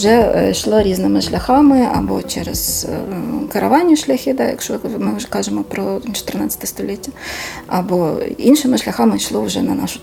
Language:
Ukrainian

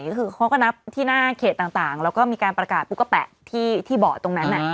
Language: Thai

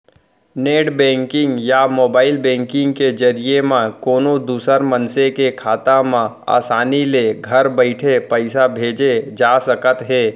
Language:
Chhattisgarhi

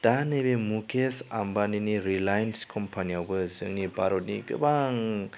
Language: Bodo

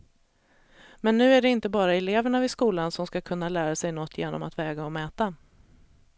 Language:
Swedish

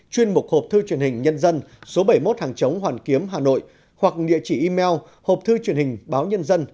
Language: Vietnamese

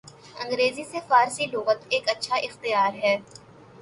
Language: Urdu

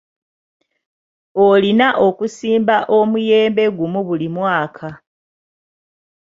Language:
Ganda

